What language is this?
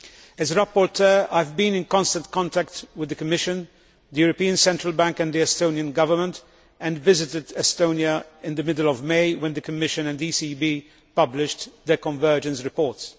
English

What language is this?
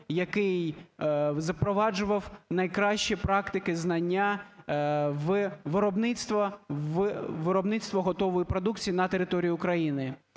Ukrainian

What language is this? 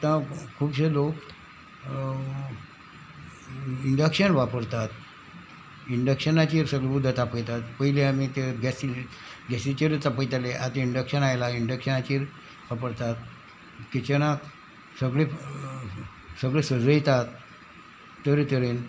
Konkani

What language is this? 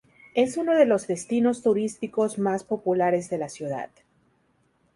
Spanish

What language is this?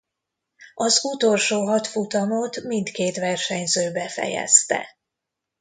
Hungarian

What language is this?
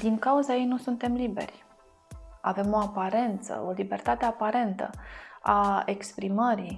Romanian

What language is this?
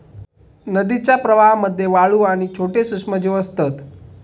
Marathi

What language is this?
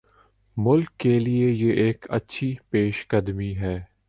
Urdu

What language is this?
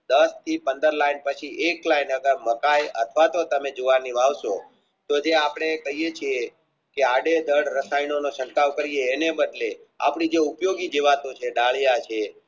Gujarati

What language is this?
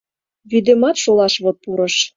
Mari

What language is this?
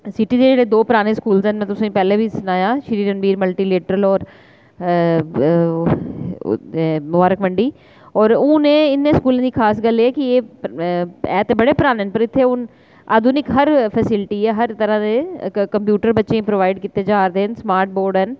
Dogri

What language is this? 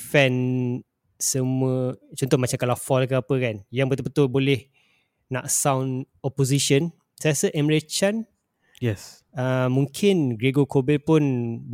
Malay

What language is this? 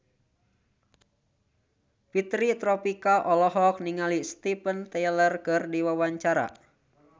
Sundanese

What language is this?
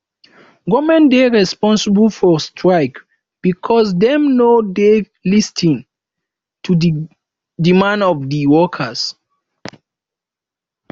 Nigerian Pidgin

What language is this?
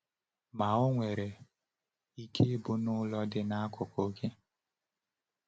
Igbo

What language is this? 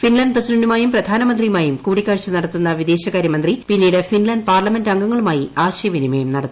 Malayalam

